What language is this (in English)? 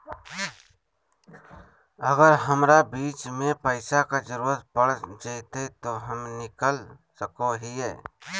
Magahi